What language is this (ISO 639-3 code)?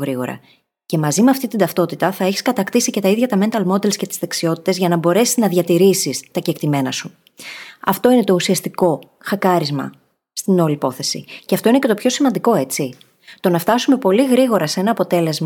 ell